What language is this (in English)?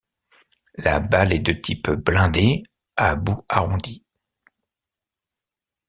French